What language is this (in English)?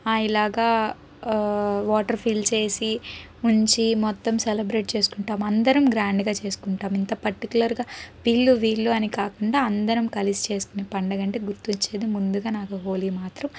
Telugu